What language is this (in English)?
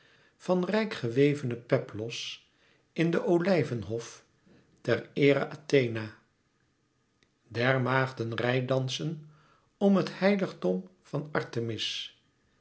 Dutch